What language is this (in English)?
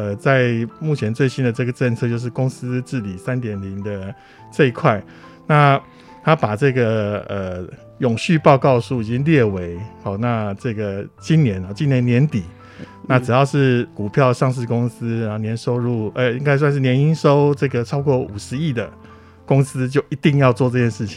Chinese